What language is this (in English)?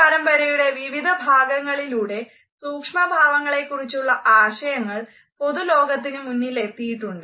Malayalam